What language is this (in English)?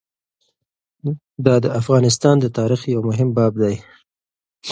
Pashto